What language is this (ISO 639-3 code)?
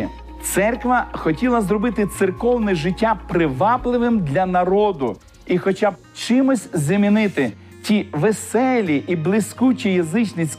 ukr